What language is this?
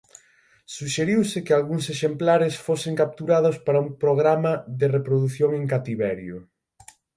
Galician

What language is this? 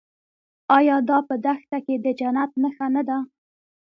Pashto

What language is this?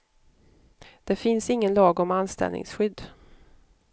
Swedish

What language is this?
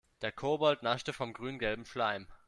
German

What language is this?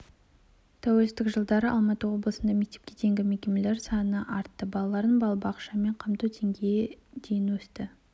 Kazakh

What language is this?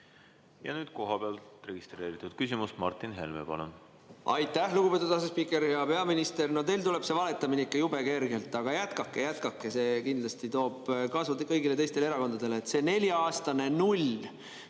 Estonian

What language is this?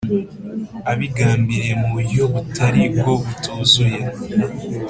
Kinyarwanda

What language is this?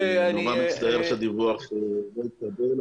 Hebrew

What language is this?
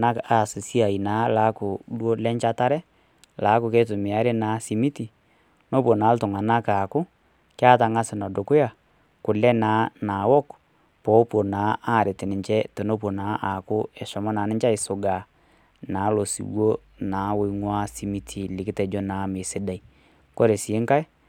Masai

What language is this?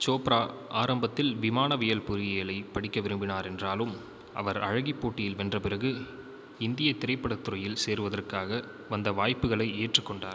Tamil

